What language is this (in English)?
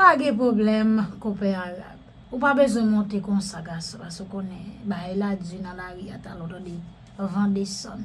French